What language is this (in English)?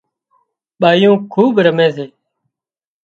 Wadiyara Koli